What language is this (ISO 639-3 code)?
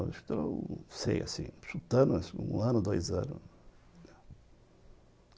por